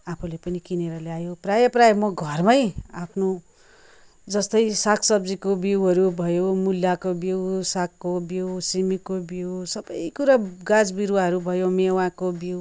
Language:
Nepali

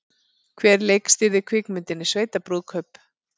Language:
Icelandic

